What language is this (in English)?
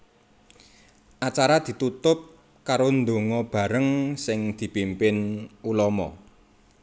Javanese